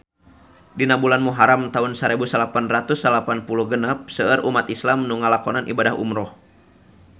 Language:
Sundanese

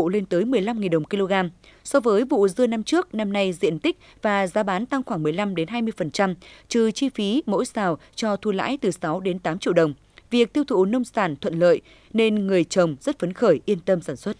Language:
Vietnamese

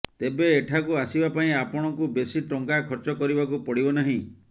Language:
Odia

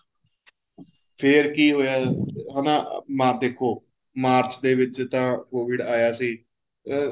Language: Punjabi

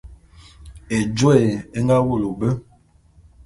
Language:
Bulu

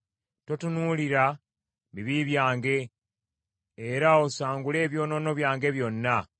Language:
Ganda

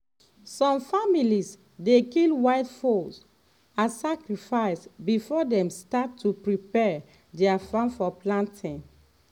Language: Nigerian Pidgin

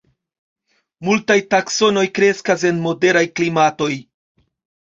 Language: Esperanto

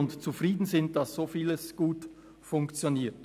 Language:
Swiss German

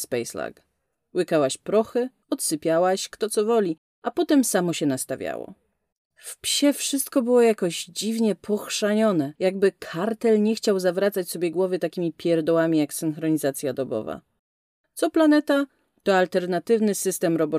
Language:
Polish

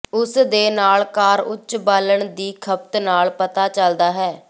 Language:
Punjabi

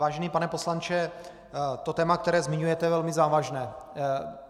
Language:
Czech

